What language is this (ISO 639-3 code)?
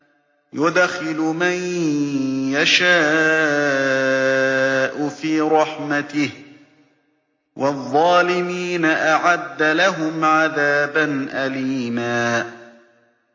ara